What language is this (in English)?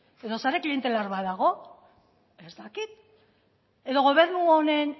Basque